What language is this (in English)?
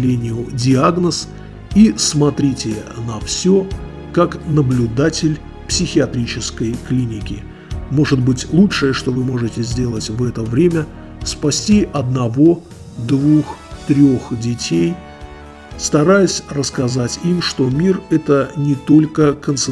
Russian